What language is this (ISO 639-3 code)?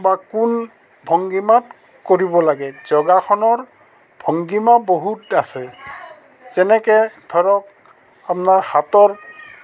asm